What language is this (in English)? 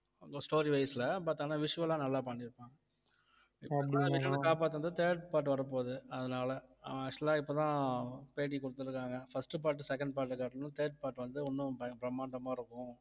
Tamil